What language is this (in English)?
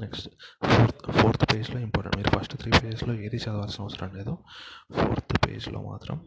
Telugu